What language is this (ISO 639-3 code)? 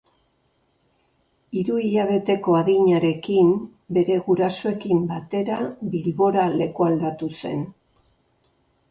eus